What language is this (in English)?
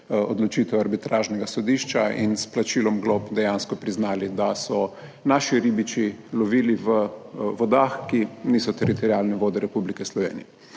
Slovenian